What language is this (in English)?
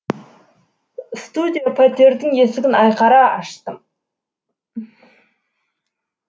Kazakh